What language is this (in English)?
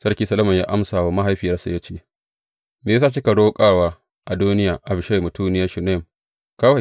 Hausa